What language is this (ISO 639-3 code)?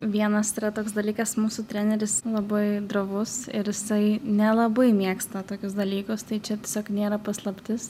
lit